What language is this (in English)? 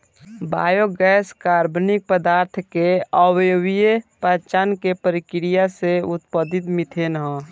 Bhojpuri